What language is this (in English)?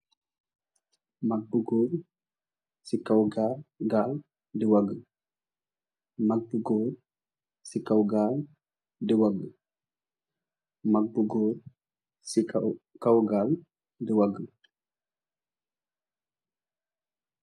Wolof